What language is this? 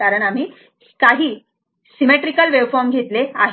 Marathi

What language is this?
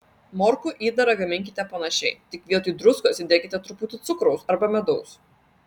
Lithuanian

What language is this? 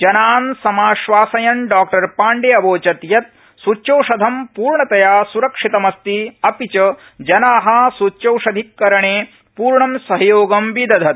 Sanskrit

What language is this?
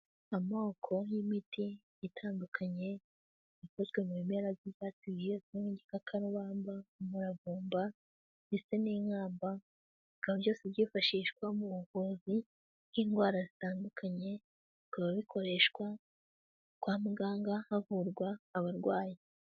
Kinyarwanda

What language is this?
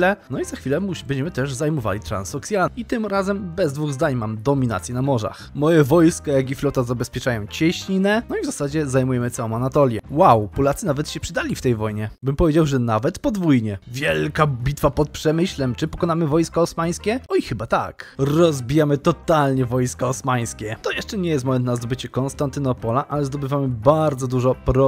Polish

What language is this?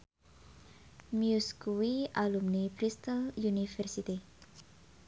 Javanese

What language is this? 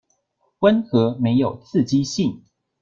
Chinese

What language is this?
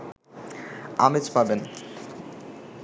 Bangla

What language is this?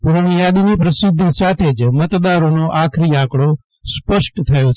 Gujarati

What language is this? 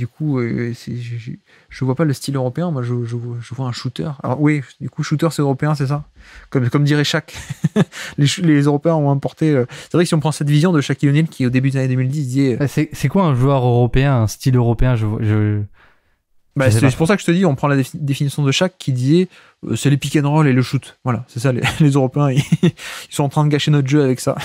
French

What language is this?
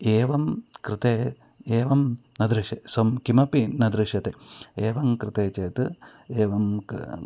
Sanskrit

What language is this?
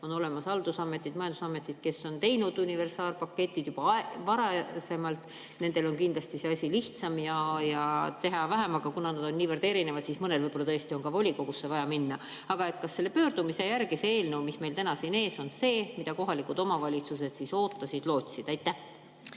Estonian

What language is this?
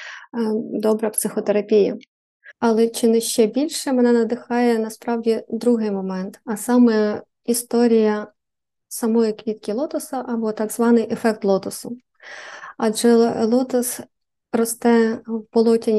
Ukrainian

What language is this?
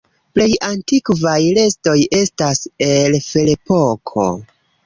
Esperanto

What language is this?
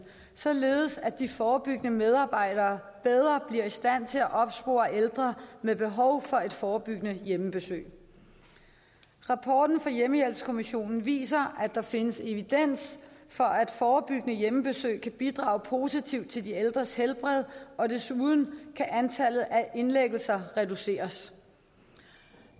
Danish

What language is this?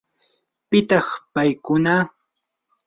Yanahuanca Pasco Quechua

